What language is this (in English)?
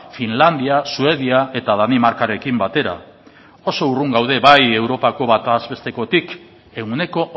Basque